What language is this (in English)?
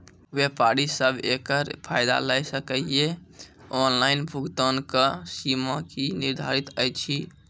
Maithili